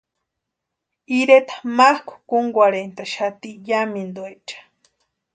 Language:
Western Highland Purepecha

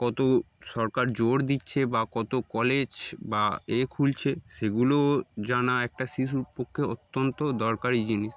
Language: Bangla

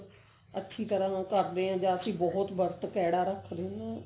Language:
Punjabi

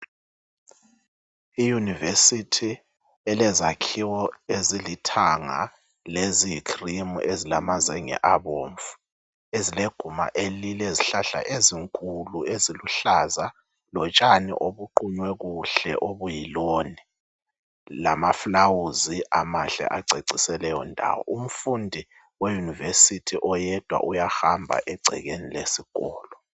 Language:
North Ndebele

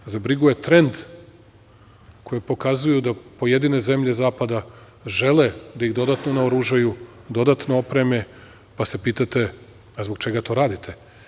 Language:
Serbian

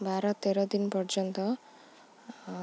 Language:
Odia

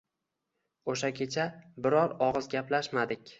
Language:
Uzbek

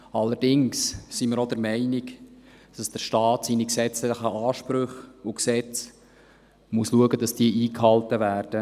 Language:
Swiss German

